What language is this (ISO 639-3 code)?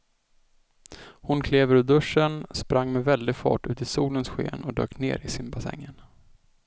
swe